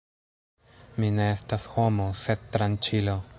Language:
Esperanto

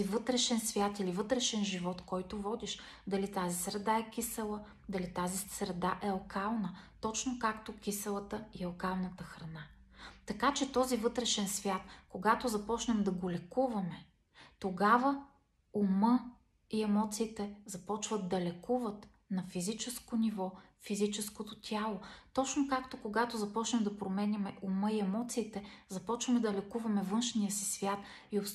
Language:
Bulgarian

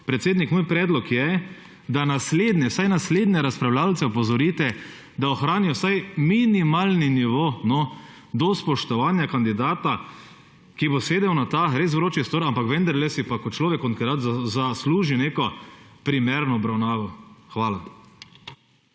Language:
Slovenian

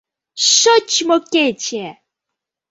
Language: Mari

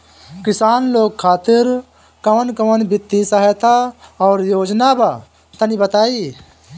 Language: Bhojpuri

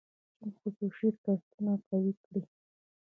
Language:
Pashto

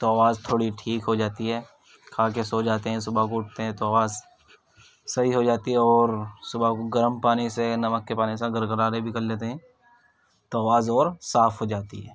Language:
Urdu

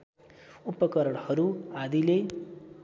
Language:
Nepali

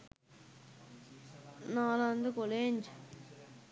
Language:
Sinhala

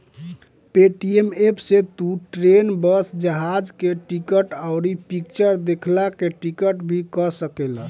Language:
Bhojpuri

